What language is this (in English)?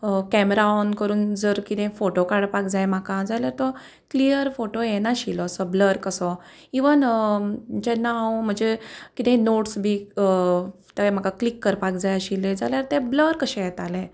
Konkani